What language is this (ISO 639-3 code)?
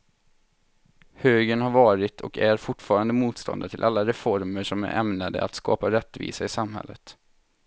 swe